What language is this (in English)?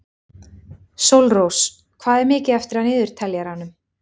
Icelandic